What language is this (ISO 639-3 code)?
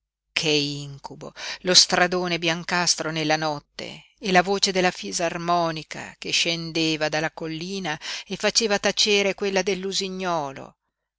ita